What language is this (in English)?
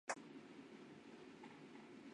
Chinese